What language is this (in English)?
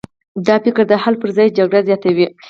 Pashto